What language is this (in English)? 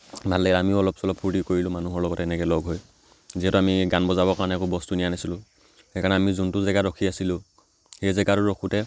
Assamese